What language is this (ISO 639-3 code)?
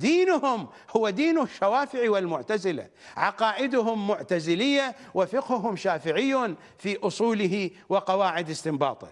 ara